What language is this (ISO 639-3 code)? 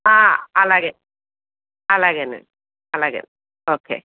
tel